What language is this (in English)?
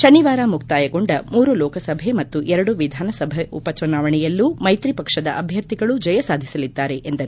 Kannada